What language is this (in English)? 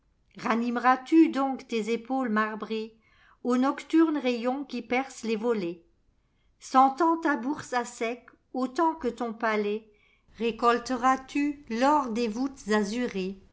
French